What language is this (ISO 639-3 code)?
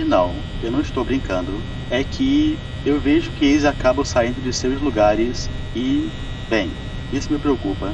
por